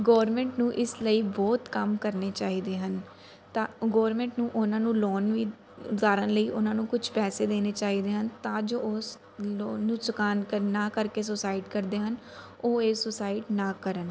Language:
Punjabi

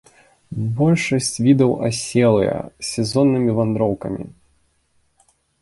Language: Belarusian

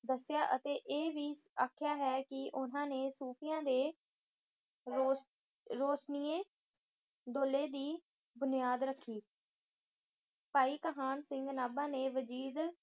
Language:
Punjabi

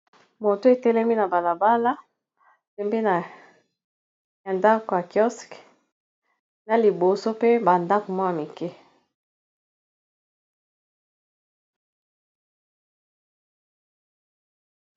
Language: Lingala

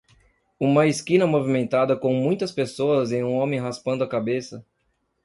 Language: Portuguese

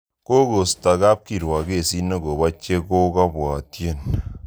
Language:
Kalenjin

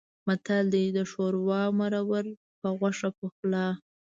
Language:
Pashto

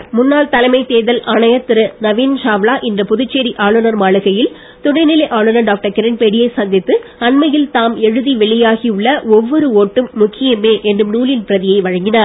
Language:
Tamil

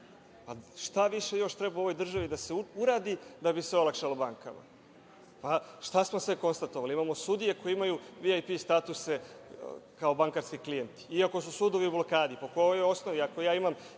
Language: Serbian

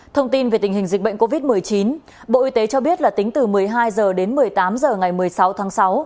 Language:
Vietnamese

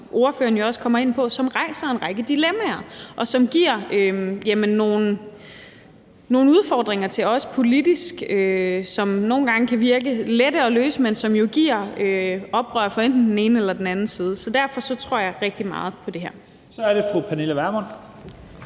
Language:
Danish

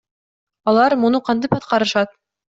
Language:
Kyrgyz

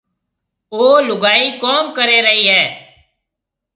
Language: Marwari (Pakistan)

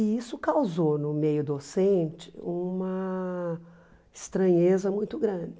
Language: Portuguese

